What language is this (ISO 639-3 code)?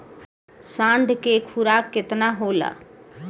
bho